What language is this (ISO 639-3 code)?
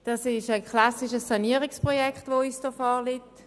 gsw